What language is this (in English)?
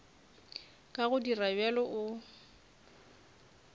Northern Sotho